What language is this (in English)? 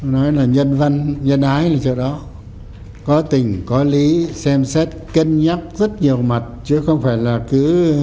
Vietnamese